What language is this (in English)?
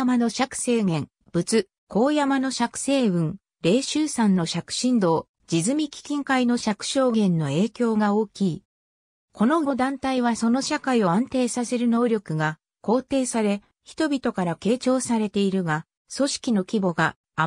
Japanese